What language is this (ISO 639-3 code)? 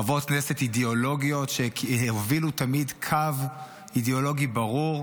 heb